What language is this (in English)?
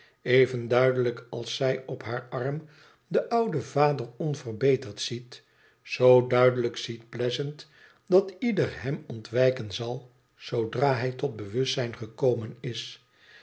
Dutch